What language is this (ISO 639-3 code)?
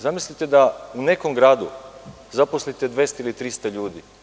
srp